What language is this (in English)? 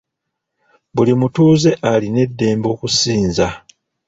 Ganda